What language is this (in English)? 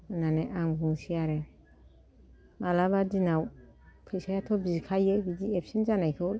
Bodo